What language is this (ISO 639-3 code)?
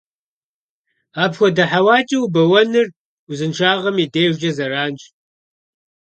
kbd